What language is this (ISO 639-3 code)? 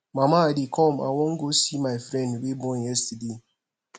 pcm